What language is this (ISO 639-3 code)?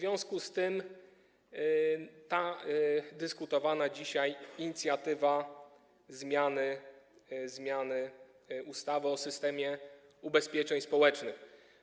pol